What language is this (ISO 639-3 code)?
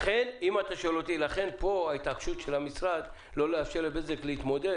heb